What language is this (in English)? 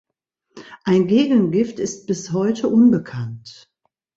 German